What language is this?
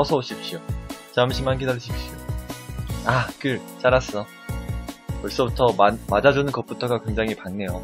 Korean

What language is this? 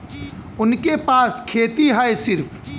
Bhojpuri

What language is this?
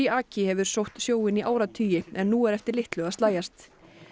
Icelandic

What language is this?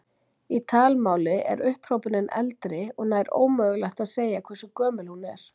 Icelandic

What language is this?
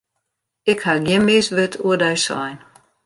Western Frisian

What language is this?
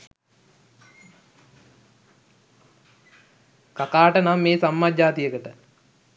Sinhala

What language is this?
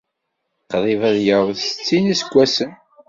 Kabyle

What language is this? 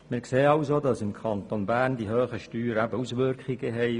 Swiss German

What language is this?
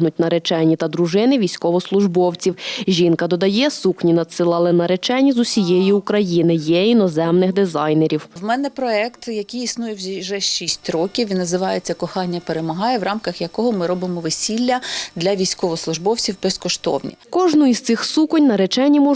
Ukrainian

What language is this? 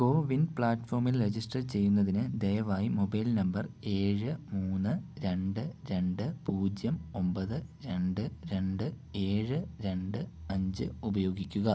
Malayalam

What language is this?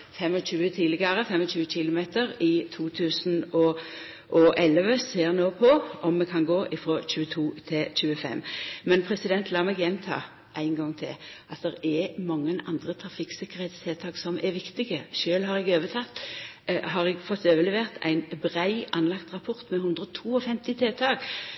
Norwegian Nynorsk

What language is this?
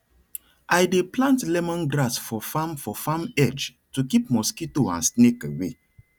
Nigerian Pidgin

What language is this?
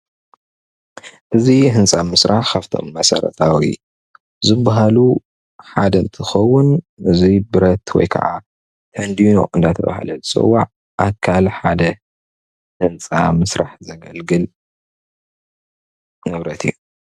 Tigrinya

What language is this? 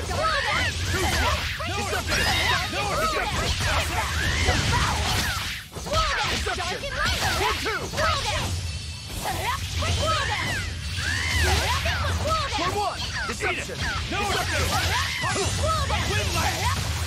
English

